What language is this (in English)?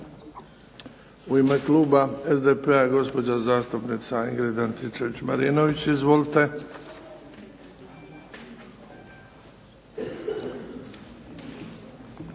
Croatian